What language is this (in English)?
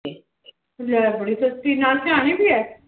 Punjabi